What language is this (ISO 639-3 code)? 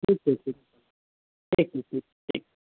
mai